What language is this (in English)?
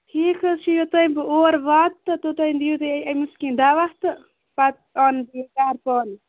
Kashmiri